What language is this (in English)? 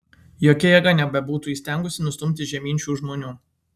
Lithuanian